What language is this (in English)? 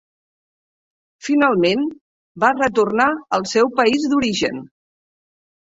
Catalan